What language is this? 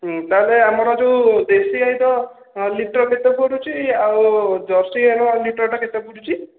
Odia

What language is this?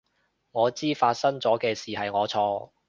Cantonese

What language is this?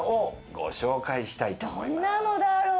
Japanese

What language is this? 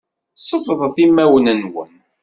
Kabyle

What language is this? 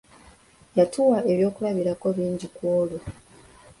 Ganda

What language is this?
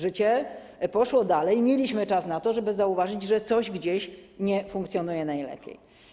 Polish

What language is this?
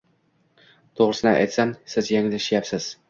Uzbek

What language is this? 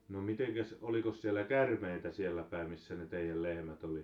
Finnish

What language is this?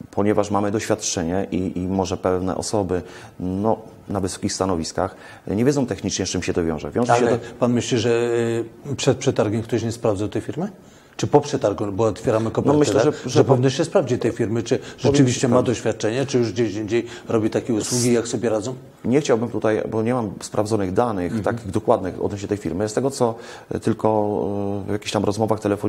Polish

